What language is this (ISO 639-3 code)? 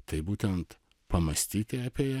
lit